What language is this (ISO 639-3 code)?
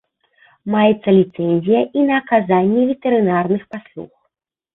bel